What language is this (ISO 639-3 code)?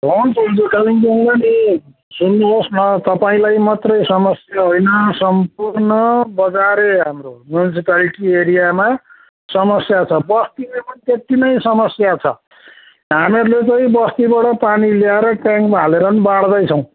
nep